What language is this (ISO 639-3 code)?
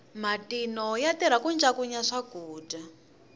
tso